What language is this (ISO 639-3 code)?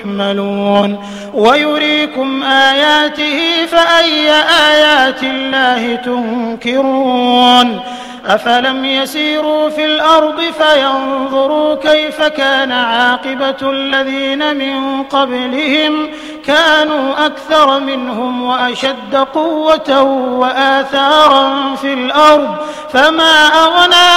ara